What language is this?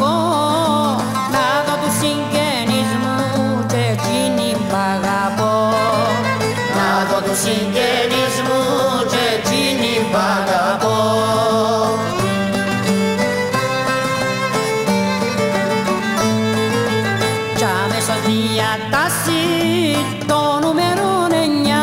Greek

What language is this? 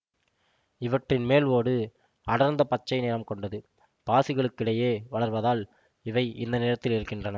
Tamil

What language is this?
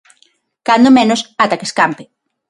Galician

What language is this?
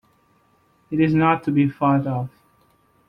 English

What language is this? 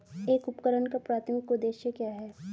Hindi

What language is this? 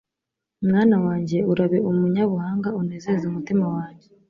Kinyarwanda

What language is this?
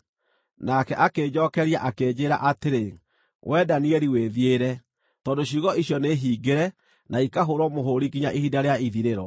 Kikuyu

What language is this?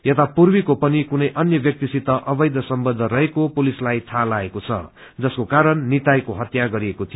Nepali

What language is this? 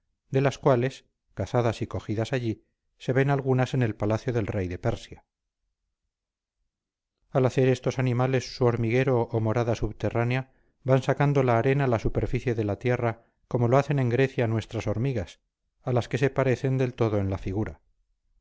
Spanish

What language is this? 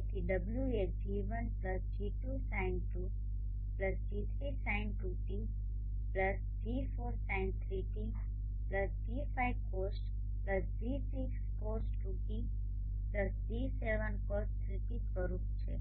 Gujarati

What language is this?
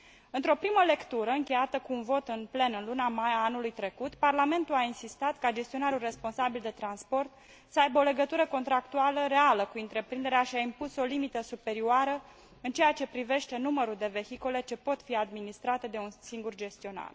Romanian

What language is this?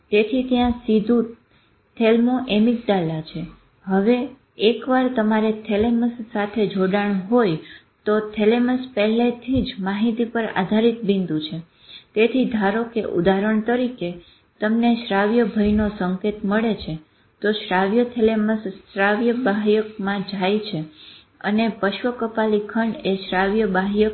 Gujarati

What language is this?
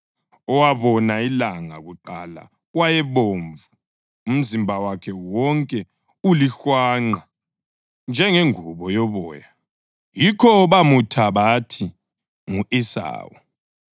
North Ndebele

